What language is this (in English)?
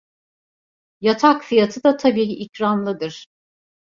Turkish